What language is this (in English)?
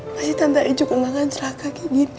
Indonesian